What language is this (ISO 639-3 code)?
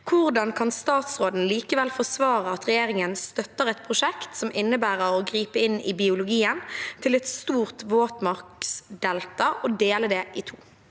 nor